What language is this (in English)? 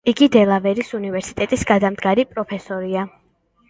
Georgian